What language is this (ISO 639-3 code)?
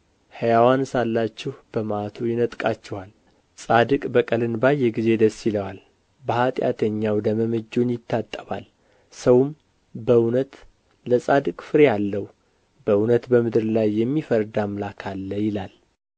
amh